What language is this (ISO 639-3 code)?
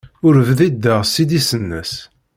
kab